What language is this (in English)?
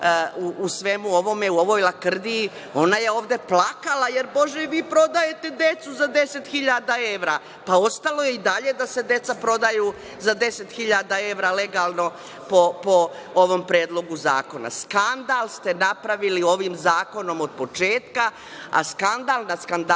Serbian